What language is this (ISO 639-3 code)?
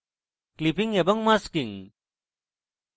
ben